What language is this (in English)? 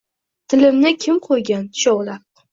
Uzbek